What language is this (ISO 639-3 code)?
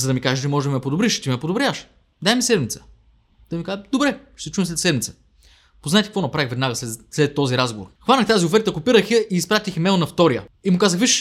bul